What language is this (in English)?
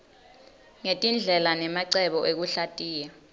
Swati